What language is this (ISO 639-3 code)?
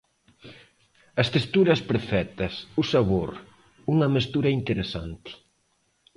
glg